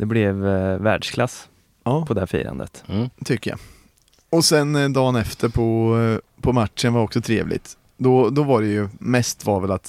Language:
Swedish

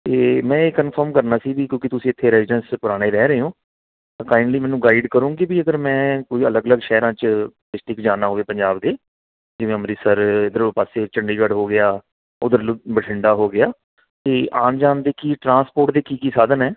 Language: Punjabi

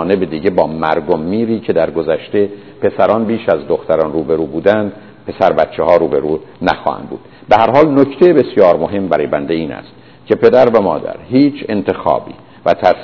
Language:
Persian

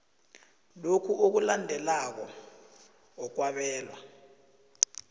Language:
South Ndebele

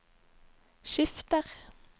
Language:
Norwegian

